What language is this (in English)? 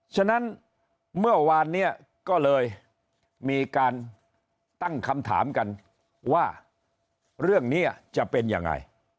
Thai